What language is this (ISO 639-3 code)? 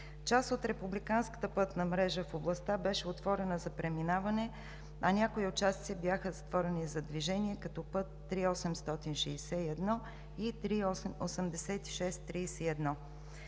bul